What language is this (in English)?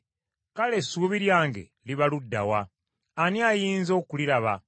Ganda